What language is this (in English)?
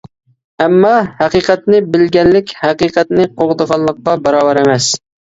Uyghur